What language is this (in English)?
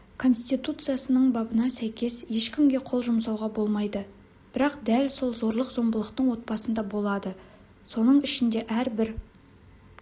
Kazakh